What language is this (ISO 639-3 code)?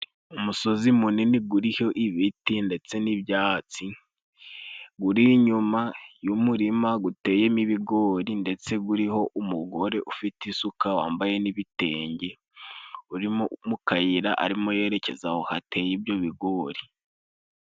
kin